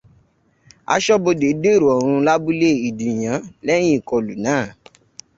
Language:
Yoruba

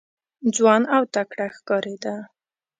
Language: Pashto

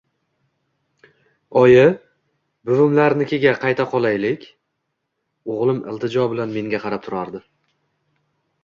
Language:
Uzbek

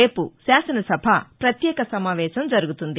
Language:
Telugu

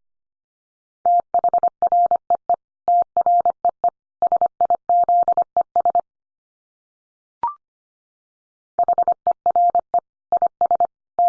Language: English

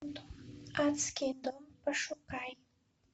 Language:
Russian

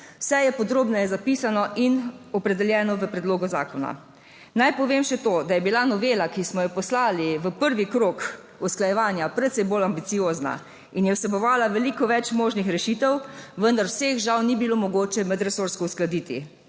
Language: Slovenian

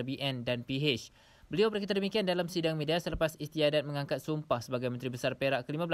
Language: Malay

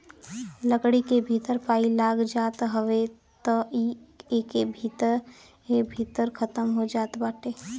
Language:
Bhojpuri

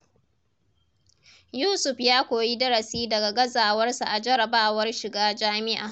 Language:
Hausa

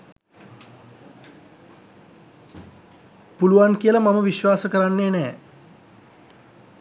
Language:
Sinhala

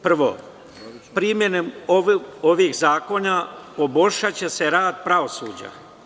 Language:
Serbian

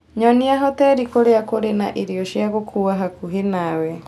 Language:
Kikuyu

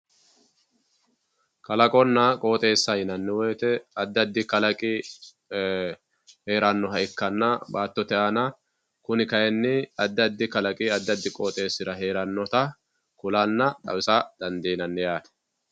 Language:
Sidamo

